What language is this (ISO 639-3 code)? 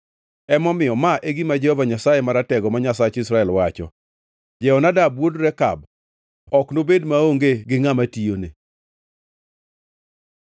luo